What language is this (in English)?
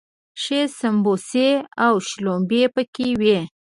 Pashto